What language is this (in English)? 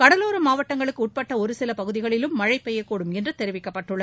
Tamil